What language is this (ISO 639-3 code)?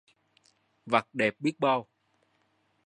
vie